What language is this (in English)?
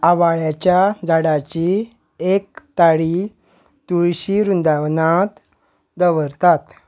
Konkani